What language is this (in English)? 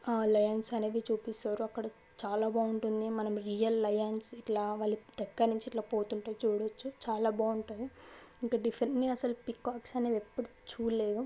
Telugu